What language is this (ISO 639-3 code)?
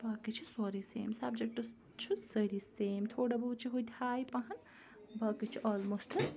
kas